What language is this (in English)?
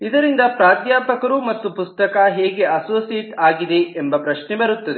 Kannada